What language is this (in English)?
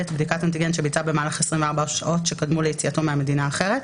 Hebrew